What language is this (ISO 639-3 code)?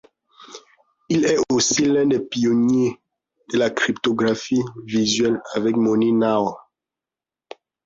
fra